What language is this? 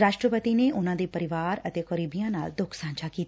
Punjabi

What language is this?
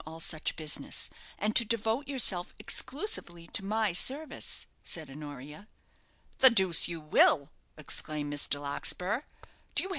English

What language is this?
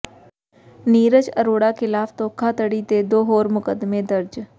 Punjabi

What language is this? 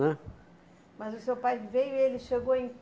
Portuguese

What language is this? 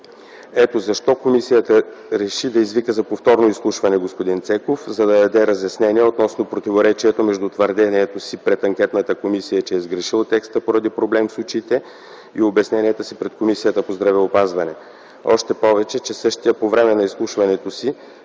Bulgarian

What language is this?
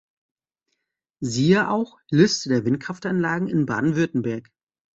German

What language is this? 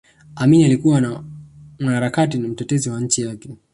Swahili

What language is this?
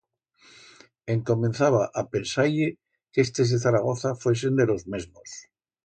Aragonese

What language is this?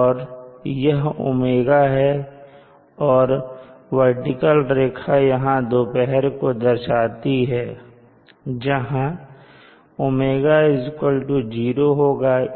Hindi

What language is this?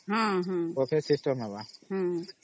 Odia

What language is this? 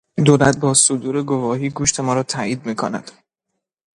Persian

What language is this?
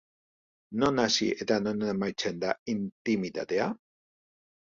Basque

